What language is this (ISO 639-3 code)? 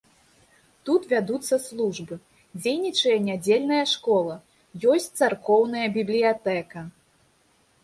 bel